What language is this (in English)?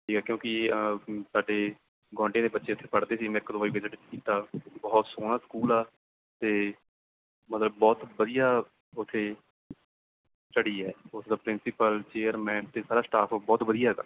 Punjabi